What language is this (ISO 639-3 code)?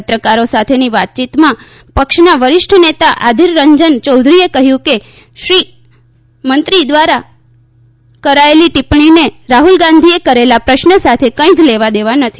guj